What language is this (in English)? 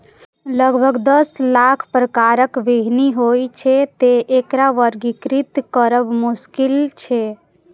Maithili